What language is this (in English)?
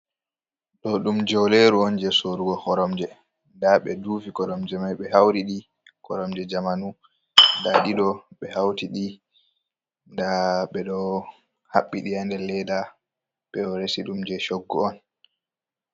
Fula